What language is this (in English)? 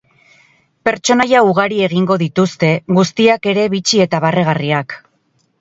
Basque